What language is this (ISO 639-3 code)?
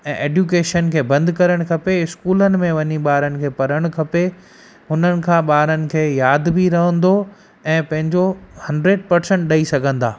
snd